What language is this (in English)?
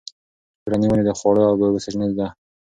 Pashto